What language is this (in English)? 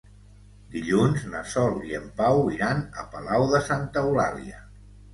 Catalan